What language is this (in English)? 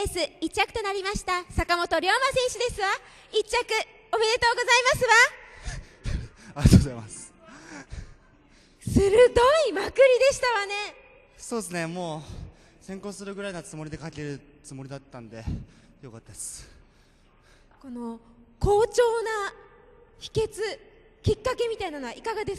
Japanese